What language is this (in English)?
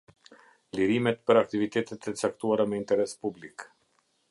Albanian